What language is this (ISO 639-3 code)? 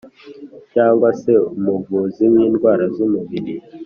kin